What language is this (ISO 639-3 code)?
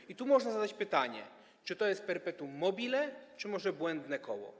pol